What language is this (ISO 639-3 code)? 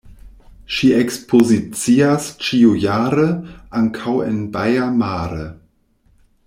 epo